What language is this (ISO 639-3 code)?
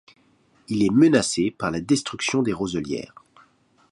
fra